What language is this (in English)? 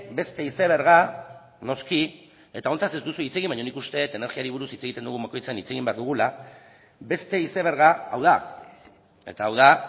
Basque